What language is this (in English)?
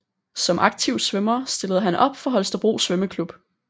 Danish